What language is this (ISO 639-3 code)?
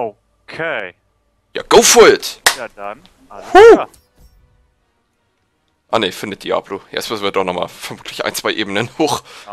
deu